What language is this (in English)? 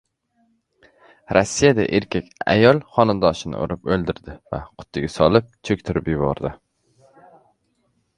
Uzbek